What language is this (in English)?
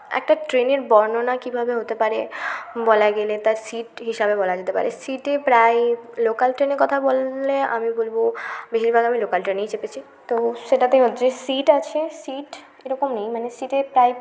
Bangla